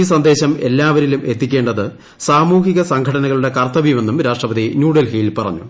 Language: Malayalam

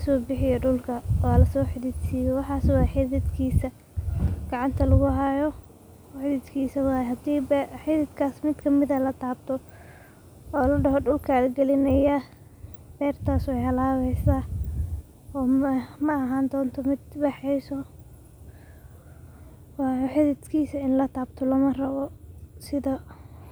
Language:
Somali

